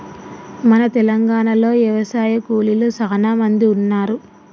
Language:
Telugu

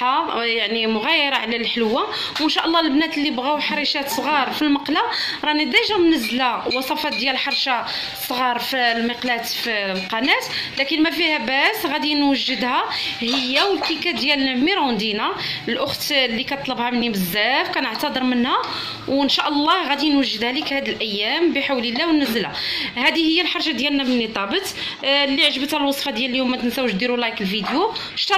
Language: Arabic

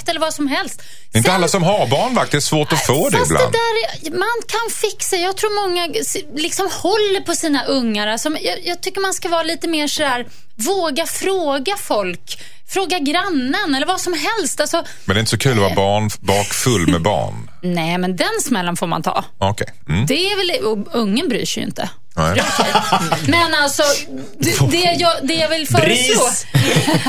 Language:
Swedish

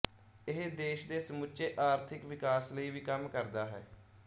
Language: Punjabi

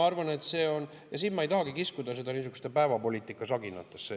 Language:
Estonian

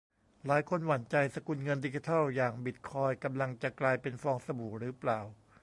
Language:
Thai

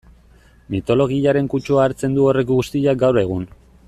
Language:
Basque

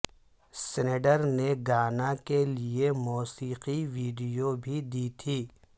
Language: Urdu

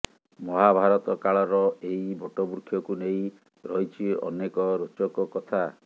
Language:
Odia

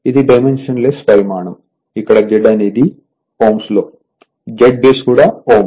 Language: Telugu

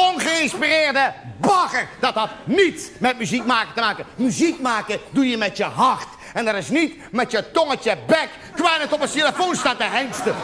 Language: Dutch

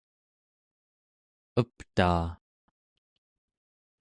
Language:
Central Yupik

